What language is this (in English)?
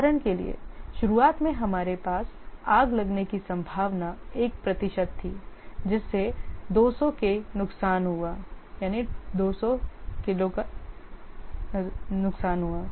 Hindi